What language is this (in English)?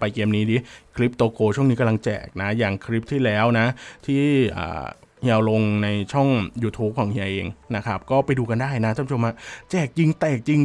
Thai